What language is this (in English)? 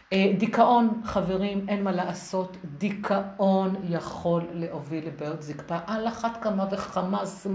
Hebrew